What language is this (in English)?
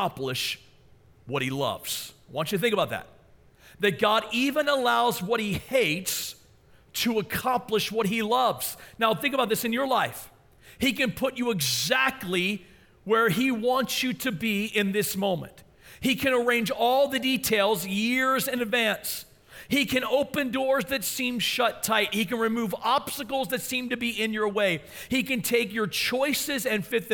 English